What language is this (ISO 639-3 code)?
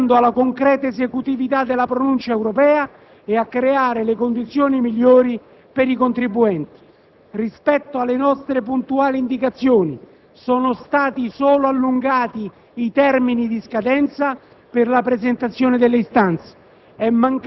ita